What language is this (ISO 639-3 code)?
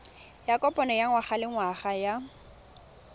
tsn